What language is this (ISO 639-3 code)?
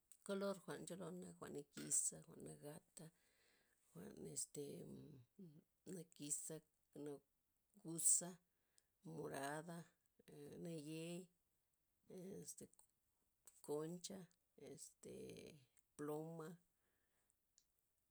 ztp